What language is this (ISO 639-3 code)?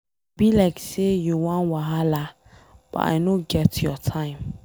pcm